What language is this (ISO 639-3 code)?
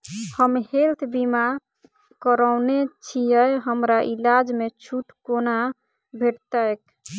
mai